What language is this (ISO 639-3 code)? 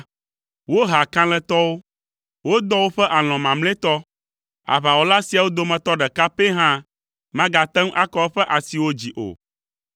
ewe